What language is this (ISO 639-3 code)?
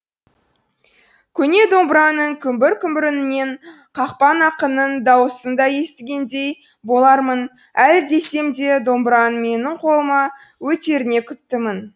kaz